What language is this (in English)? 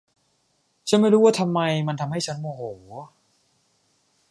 Thai